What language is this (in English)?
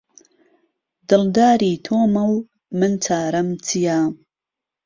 Central Kurdish